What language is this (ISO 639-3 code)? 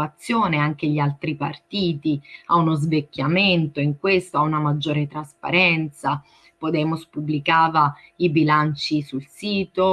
ita